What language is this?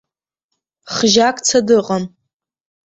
Abkhazian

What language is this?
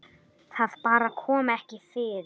Icelandic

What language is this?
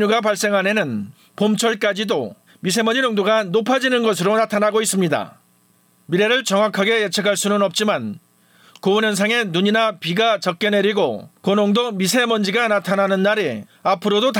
Korean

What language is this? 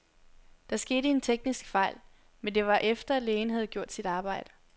Danish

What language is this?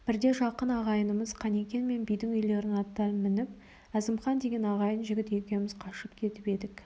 Kazakh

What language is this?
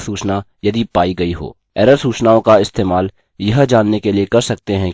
Hindi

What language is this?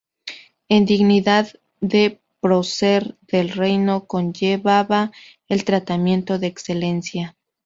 Spanish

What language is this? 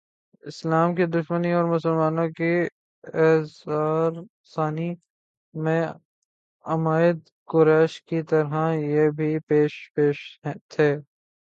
Urdu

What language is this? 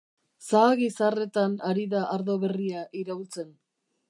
Basque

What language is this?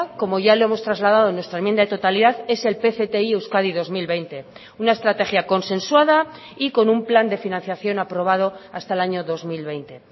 Spanish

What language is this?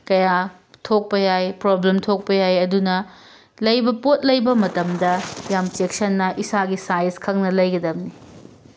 Manipuri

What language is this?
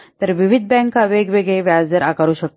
Marathi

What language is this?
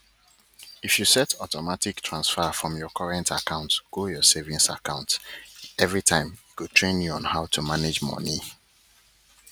Nigerian Pidgin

